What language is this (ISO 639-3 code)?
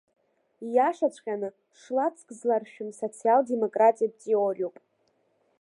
abk